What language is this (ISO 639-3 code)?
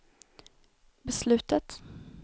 swe